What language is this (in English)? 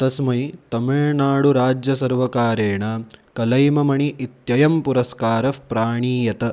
Sanskrit